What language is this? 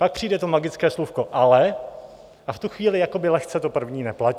Czech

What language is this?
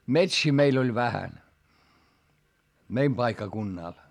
Finnish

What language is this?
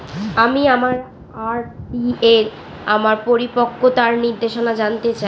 Bangla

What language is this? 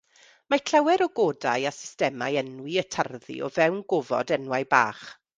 Welsh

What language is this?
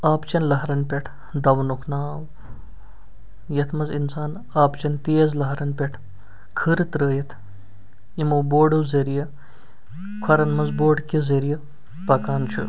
Kashmiri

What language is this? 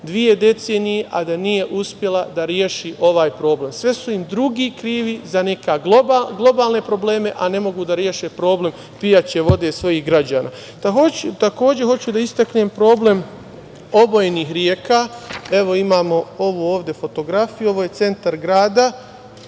Serbian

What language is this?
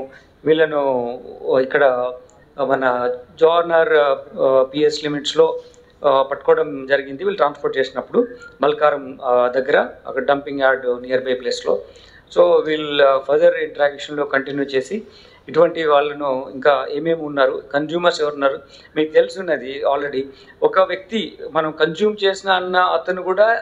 Telugu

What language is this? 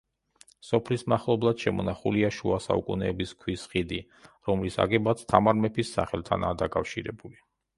Georgian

